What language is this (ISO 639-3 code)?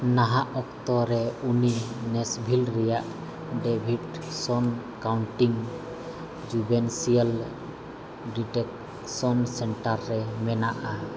sat